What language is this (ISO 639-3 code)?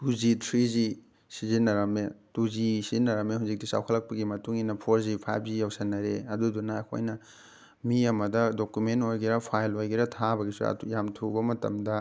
mni